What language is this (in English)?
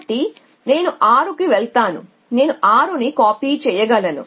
Telugu